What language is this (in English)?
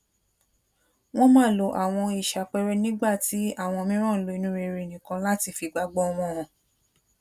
Yoruba